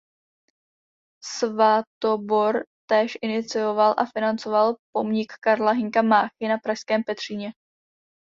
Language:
Czech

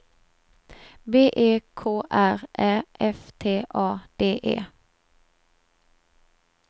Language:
Swedish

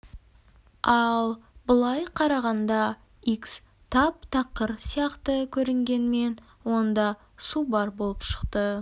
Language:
Kazakh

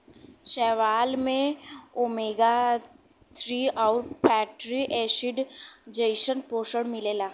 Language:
Bhojpuri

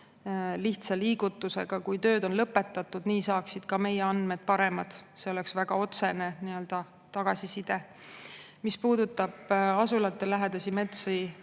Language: Estonian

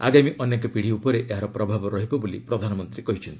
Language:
Odia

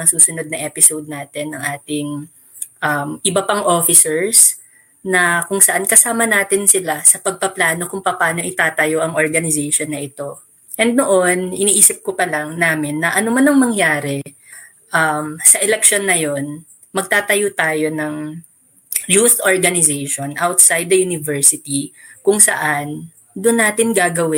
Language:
Filipino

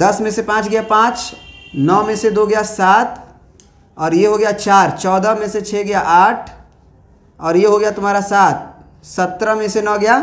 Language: Hindi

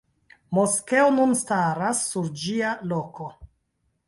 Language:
Esperanto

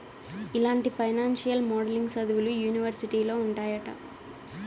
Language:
Telugu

